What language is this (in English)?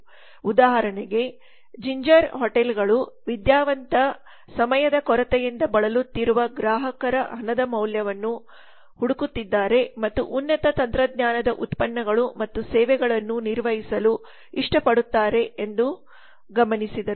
Kannada